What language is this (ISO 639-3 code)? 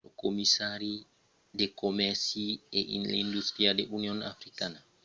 oci